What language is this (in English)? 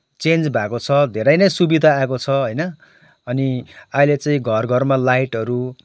Nepali